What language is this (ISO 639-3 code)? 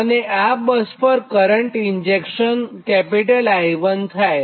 guj